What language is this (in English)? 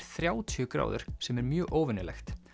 Icelandic